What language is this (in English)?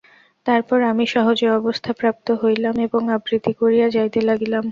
Bangla